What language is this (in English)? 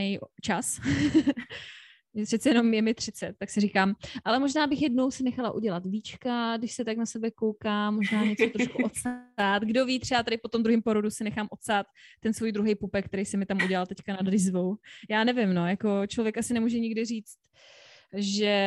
Czech